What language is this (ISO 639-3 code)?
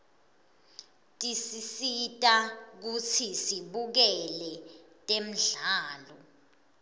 ssw